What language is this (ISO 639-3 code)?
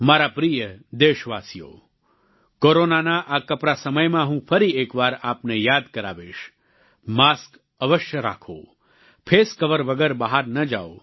guj